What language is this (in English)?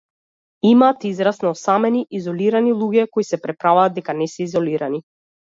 Macedonian